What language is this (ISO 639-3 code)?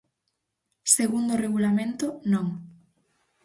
glg